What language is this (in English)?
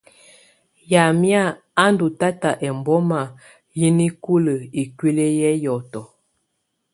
Tunen